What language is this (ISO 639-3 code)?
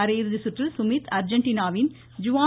tam